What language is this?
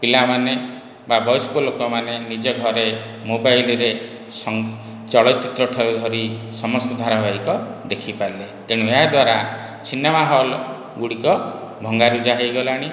Odia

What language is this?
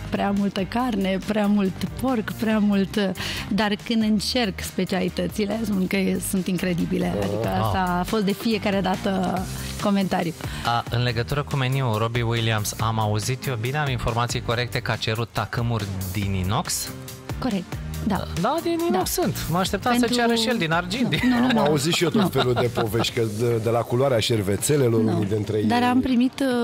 Romanian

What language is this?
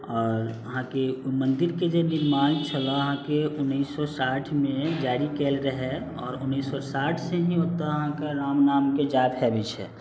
Maithili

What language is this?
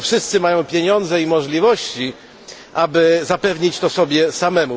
Polish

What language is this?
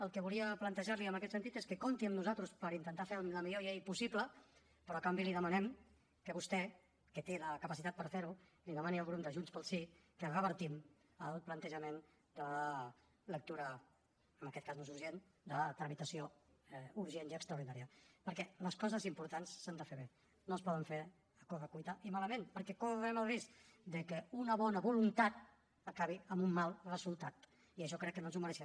Catalan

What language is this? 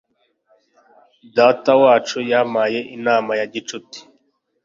Kinyarwanda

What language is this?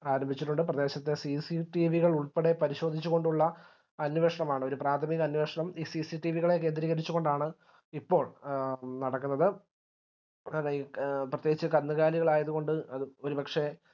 Malayalam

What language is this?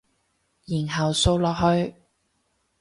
Cantonese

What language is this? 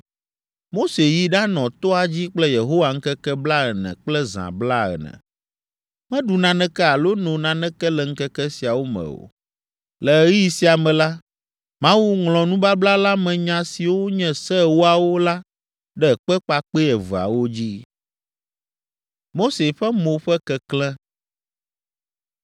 Ewe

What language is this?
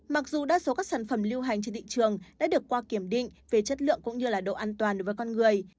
Vietnamese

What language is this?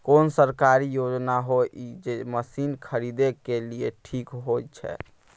Maithili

